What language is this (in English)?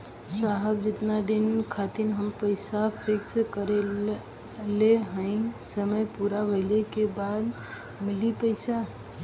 Bhojpuri